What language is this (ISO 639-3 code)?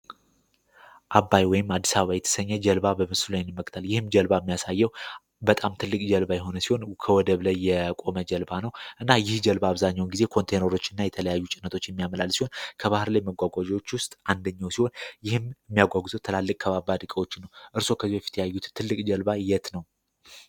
amh